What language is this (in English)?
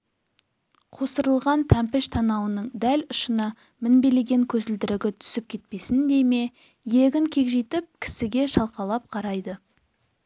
Kazakh